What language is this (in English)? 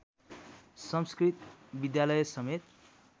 Nepali